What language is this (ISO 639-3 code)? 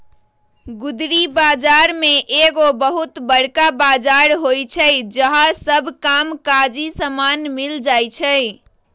mag